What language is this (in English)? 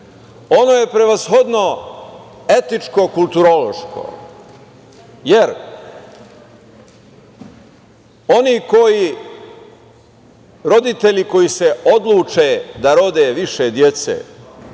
Serbian